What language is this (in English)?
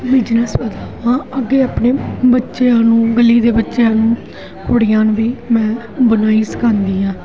Punjabi